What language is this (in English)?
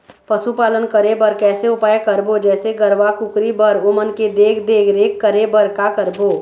Chhattisgarhi